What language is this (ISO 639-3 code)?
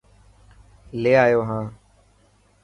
mki